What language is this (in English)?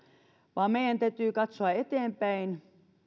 Finnish